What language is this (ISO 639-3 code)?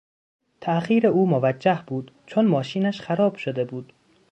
fas